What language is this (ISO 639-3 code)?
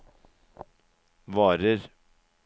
nor